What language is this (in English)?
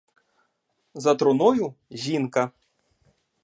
Ukrainian